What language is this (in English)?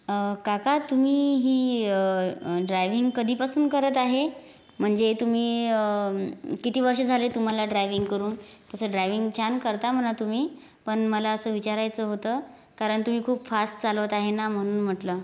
Marathi